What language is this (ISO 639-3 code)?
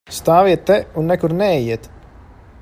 lav